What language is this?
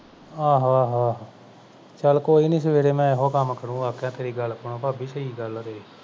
Punjabi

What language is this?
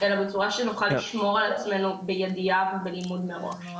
Hebrew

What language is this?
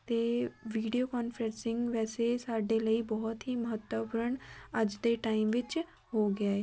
Punjabi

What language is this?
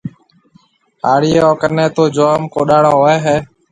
Marwari (Pakistan)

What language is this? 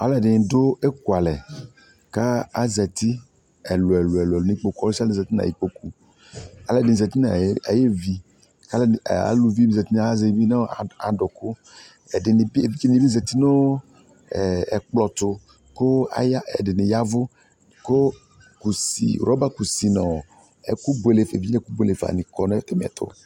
Ikposo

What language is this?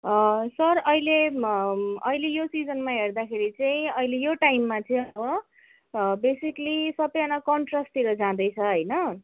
Nepali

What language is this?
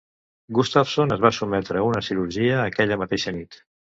Catalan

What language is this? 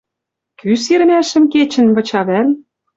Western Mari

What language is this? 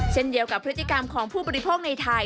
Thai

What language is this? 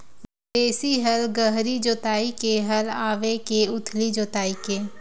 Chhattisgarhi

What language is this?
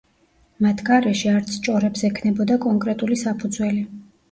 Georgian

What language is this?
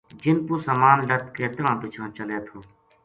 Gujari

